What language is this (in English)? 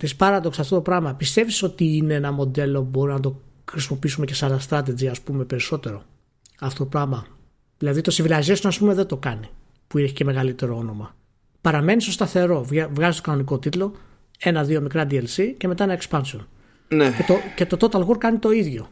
Greek